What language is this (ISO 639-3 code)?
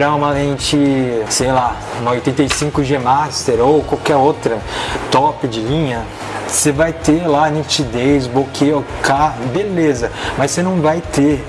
por